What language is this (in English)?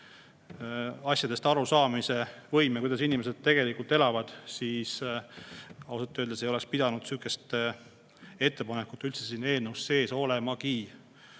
Estonian